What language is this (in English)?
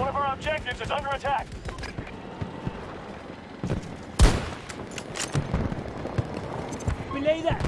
English